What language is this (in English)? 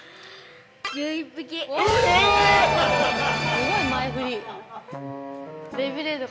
Japanese